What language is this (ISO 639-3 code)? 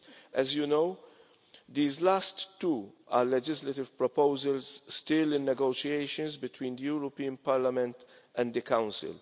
eng